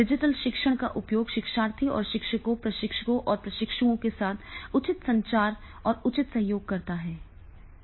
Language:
Hindi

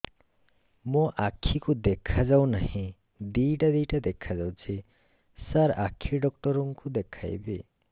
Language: Odia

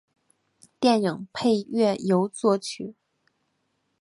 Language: Chinese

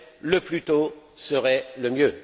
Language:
French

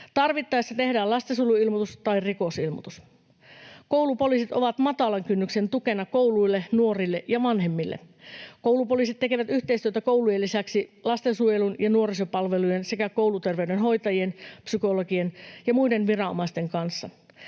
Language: Finnish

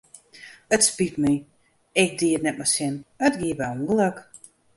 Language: Western Frisian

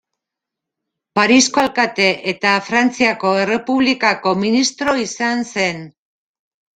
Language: Basque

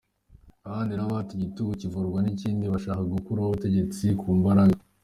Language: Kinyarwanda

